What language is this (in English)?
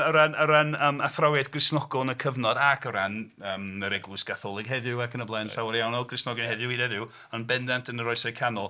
Welsh